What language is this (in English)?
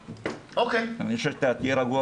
Hebrew